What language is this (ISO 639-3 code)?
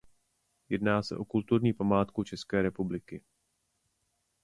ces